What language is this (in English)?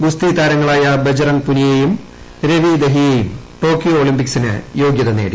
Malayalam